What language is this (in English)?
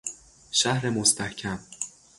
Persian